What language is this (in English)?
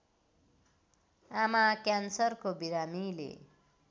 Nepali